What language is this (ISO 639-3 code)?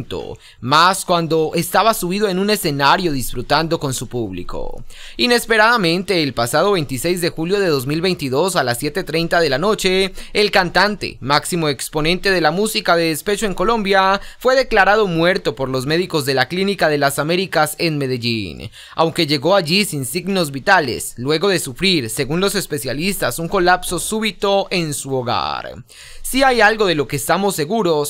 spa